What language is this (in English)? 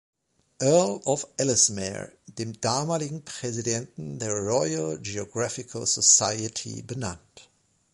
German